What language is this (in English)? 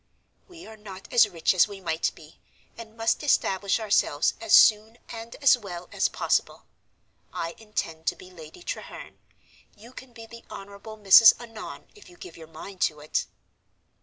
English